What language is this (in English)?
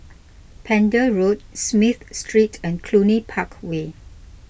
English